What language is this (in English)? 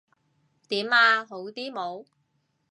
Cantonese